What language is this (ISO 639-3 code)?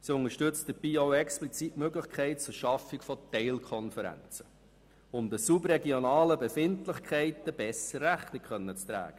gsw